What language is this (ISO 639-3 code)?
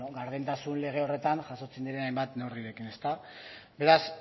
eus